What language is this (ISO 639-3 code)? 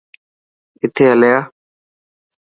mki